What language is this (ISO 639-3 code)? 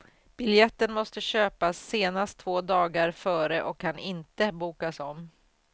swe